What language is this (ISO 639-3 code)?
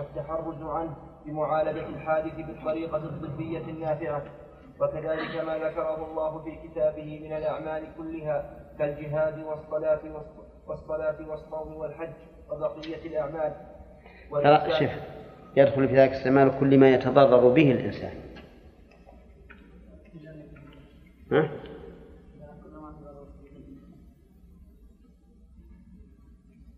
ara